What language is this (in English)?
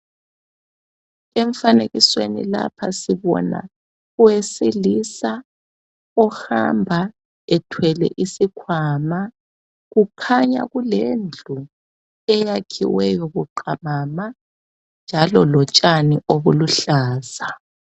North Ndebele